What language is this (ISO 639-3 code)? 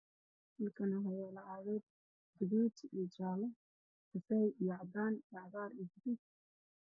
som